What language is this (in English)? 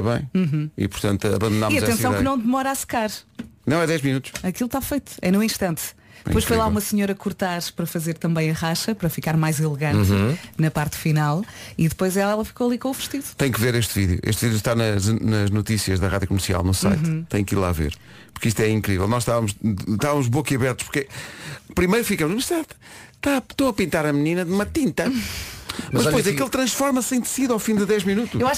Portuguese